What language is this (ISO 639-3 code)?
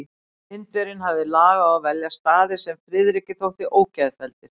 isl